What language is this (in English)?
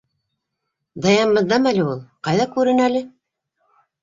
Bashkir